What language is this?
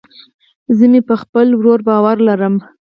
Pashto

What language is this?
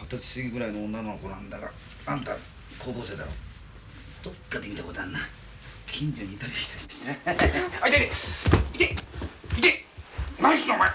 Japanese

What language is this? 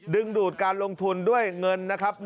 Thai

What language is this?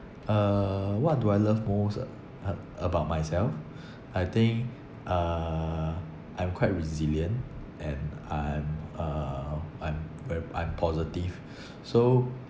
English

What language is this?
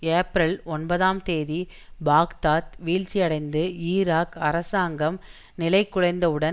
Tamil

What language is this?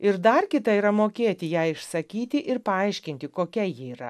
Lithuanian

